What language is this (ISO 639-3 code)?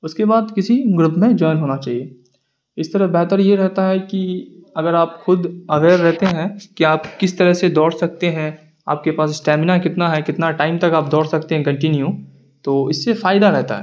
urd